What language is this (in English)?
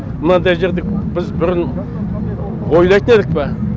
Kazakh